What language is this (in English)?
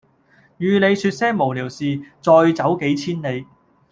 Cantonese